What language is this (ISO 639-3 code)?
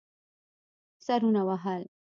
pus